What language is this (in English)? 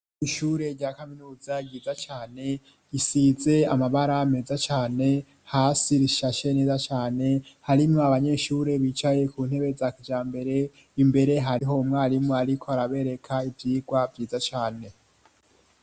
Rundi